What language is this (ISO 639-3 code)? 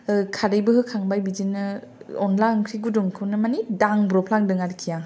brx